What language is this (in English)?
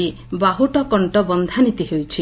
Odia